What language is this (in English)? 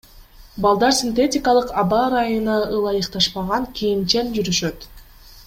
Kyrgyz